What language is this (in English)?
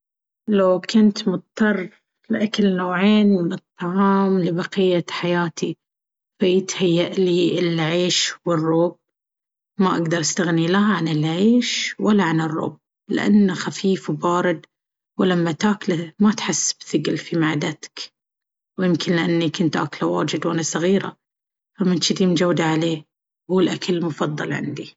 Baharna Arabic